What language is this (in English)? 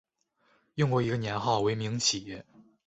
Chinese